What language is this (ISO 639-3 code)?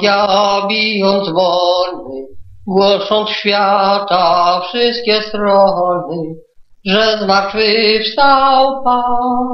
pol